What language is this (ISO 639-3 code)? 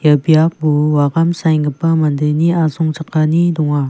grt